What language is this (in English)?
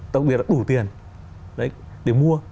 Vietnamese